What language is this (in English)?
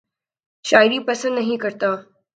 Urdu